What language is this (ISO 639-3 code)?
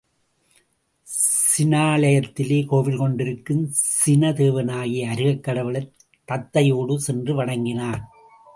tam